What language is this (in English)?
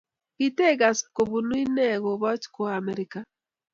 Kalenjin